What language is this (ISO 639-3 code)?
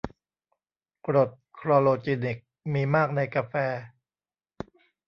tha